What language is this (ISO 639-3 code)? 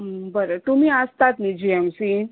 kok